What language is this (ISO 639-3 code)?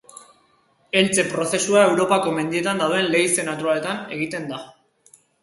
eus